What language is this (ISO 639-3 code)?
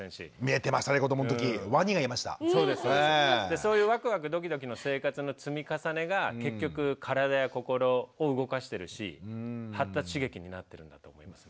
jpn